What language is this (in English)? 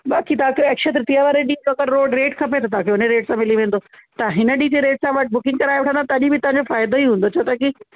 Sindhi